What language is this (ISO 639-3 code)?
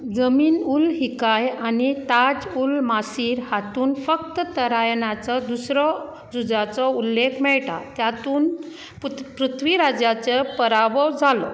kok